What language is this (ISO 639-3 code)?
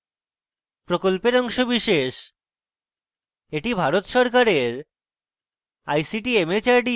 ben